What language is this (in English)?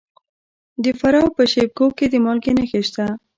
Pashto